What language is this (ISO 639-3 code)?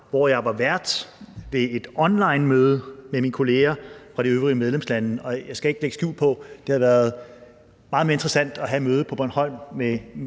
dan